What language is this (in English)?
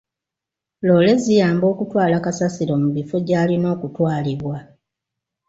Ganda